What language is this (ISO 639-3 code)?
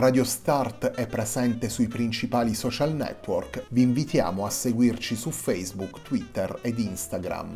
ita